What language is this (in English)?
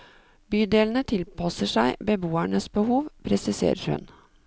Norwegian